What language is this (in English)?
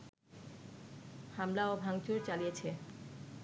Bangla